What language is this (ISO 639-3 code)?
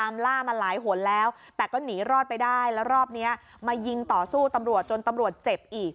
tha